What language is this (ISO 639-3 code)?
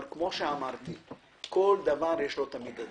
heb